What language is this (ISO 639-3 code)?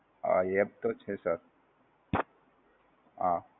guj